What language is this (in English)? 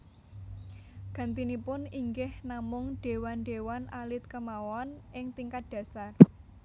Javanese